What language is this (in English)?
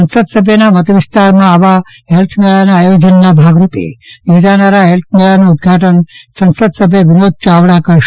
Gujarati